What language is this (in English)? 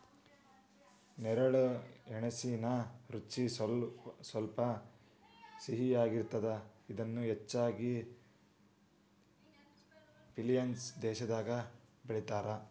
Kannada